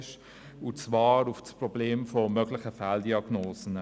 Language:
Swiss German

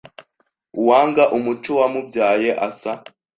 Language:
Kinyarwanda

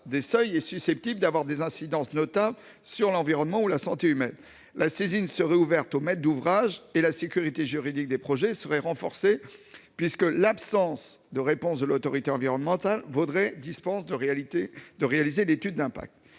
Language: French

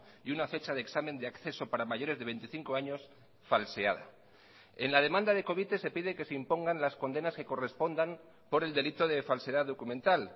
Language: Spanish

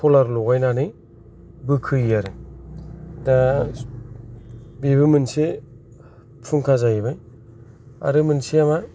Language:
Bodo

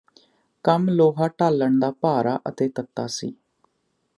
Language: Punjabi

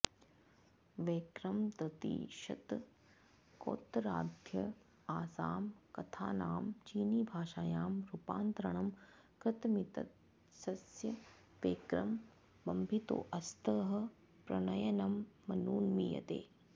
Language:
Sanskrit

